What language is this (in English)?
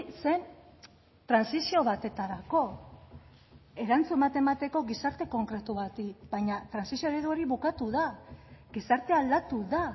Basque